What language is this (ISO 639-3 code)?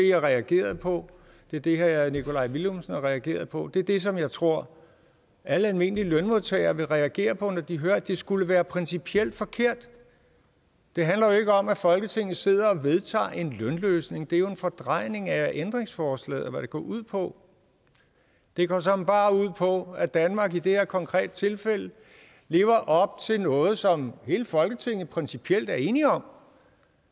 dan